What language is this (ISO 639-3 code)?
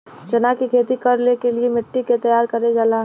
bho